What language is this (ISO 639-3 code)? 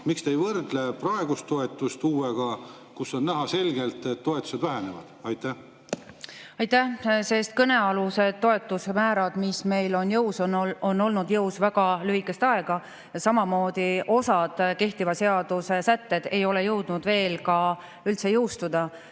est